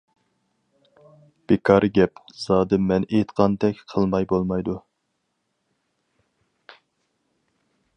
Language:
Uyghur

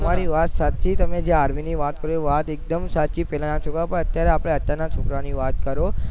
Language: Gujarati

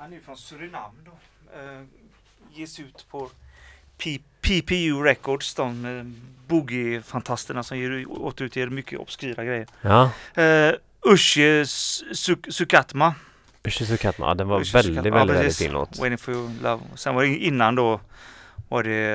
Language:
Swedish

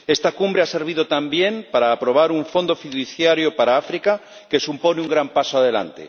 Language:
Spanish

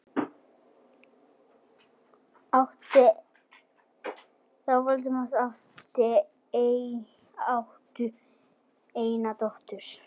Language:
Icelandic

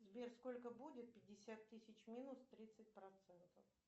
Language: Russian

